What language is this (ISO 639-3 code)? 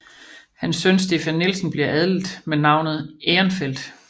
dan